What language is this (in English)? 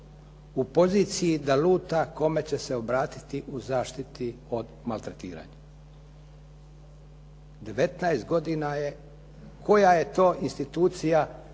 Croatian